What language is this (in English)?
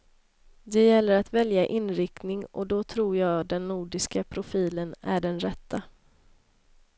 Swedish